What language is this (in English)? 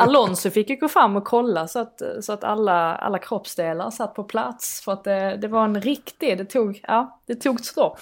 Swedish